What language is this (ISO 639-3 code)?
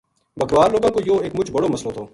gju